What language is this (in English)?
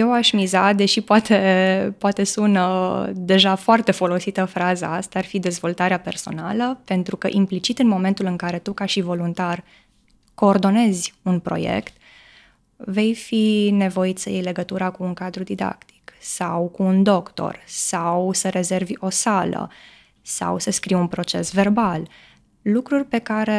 Romanian